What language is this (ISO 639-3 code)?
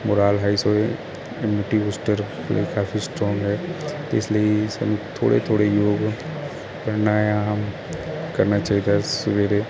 pan